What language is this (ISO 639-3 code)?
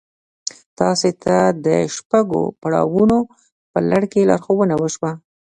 pus